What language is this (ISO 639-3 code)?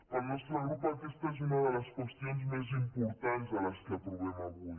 cat